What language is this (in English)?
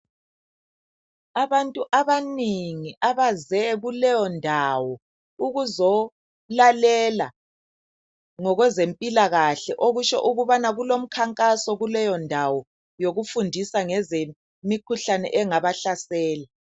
North Ndebele